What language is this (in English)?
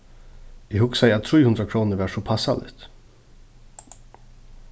Faroese